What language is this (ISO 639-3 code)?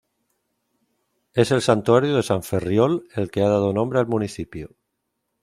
spa